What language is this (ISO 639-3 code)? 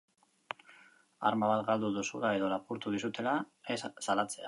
eus